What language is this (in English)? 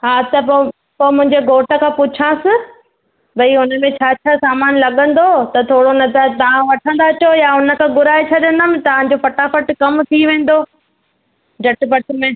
Sindhi